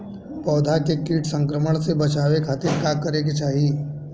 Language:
Bhojpuri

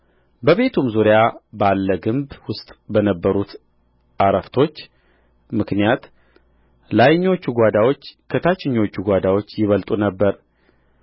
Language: Amharic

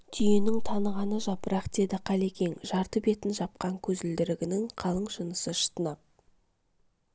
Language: Kazakh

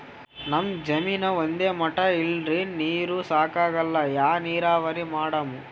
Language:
Kannada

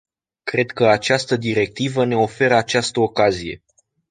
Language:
Romanian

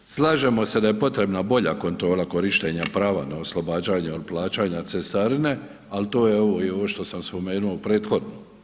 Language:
Croatian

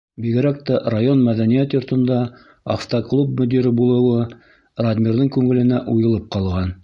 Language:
Bashkir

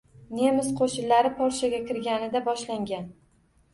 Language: Uzbek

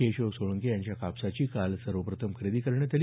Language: Marathi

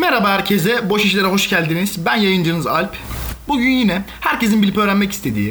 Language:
Turkish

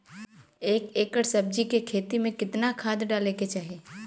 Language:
Bhojpuri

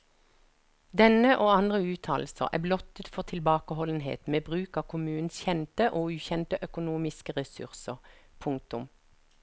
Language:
Norwegian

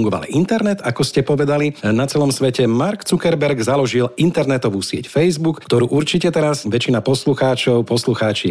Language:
Slovak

